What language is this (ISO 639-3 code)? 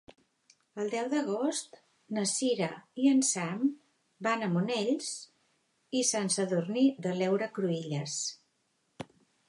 cat